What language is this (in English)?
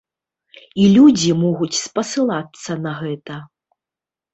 Belarusian